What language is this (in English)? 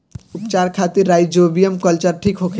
Bhojpuri